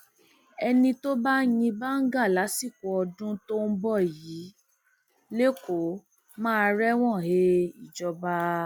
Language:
Yoruba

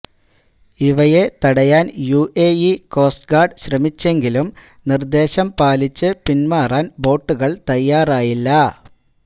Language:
Malayalam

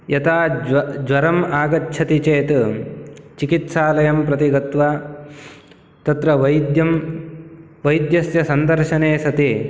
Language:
Sanskrit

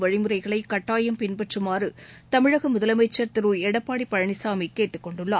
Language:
Tamil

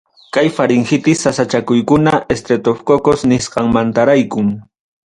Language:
Ayacucho Quechua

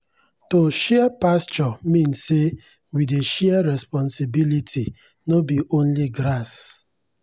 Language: Nigerian Pidgin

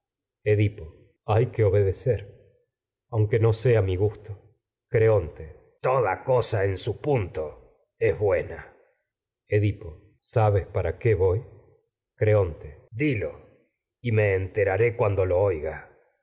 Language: Spanish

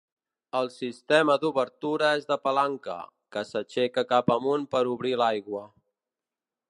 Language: Catalan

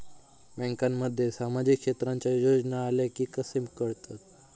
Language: Marathi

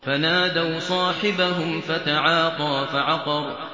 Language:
Arabic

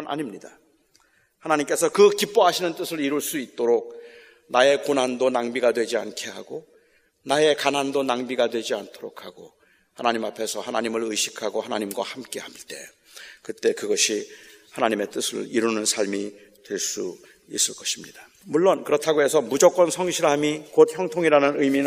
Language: Korean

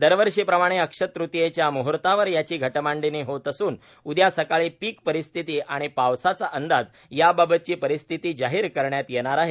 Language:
Marathi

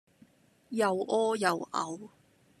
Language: Cantonese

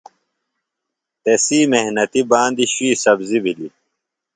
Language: Phalura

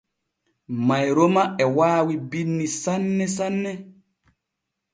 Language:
Borgu Fulfulde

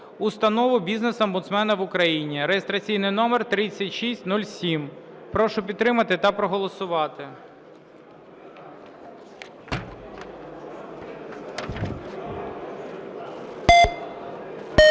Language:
Ukrainian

